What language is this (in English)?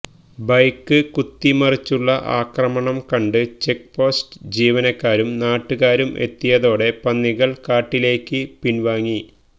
Malayalam